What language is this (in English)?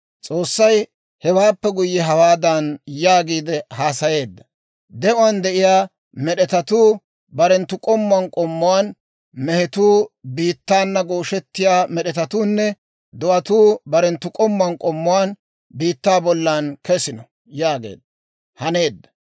Dawro